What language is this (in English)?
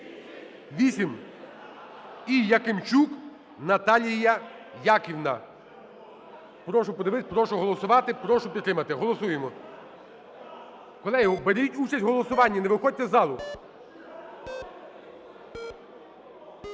Ukrainian